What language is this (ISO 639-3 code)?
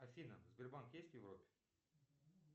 rus